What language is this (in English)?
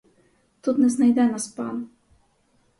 Ukrainian